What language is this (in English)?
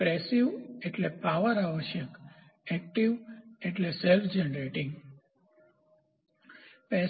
Gujarati